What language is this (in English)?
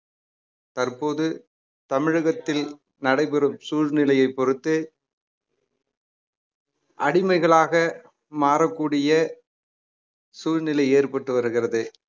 Tamil